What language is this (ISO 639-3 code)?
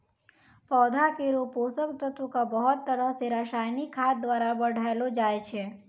mai